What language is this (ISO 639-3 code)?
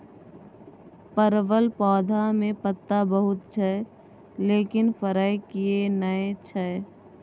mai